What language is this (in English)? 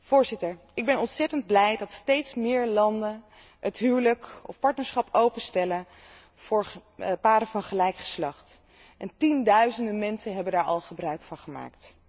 Dutch